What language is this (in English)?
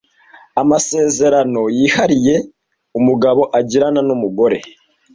Kinyarwanda